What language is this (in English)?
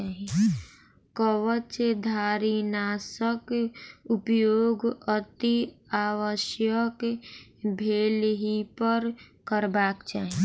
Maithili